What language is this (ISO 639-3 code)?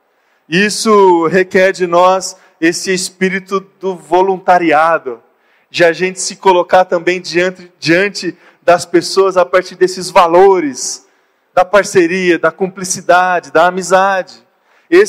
por